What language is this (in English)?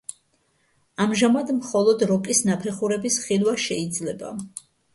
Georgian